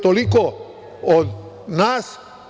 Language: Serbian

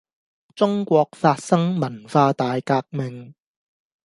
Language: Cantonese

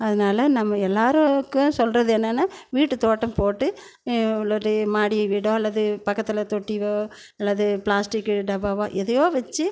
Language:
Tamil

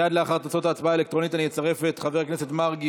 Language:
Hebrew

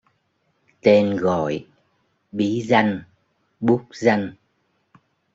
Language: Vietnamese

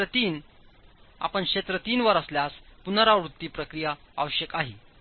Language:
Marathi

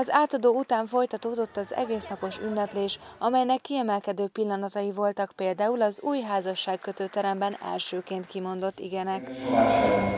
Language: Hungarian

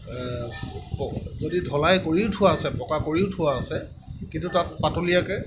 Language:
Assamese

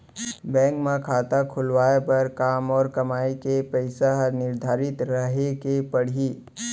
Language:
Chhattisgarhi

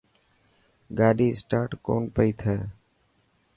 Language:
Dhatki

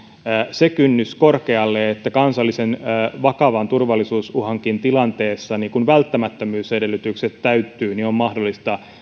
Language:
Finnish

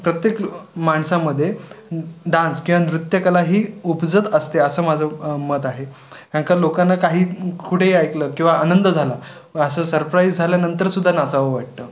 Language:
Marathi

